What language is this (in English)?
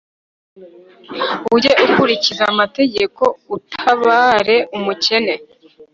Kinyarwanda